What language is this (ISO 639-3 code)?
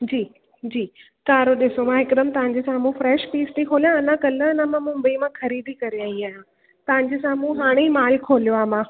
snd